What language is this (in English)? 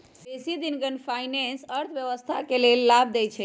Magahi